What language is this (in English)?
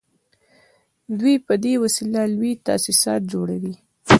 Pashto